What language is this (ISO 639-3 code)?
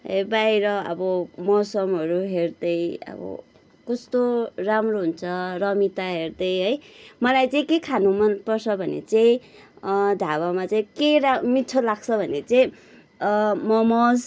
nep